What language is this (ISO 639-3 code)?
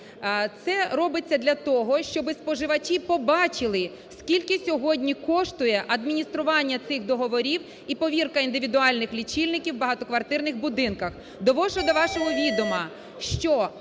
ukr